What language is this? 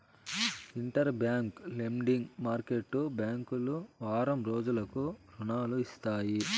Telugu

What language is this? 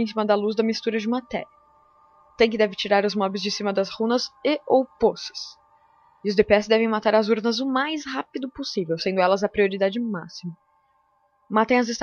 Portuguese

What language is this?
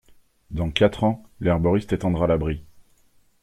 French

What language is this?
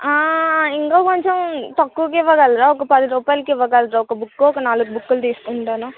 Telugu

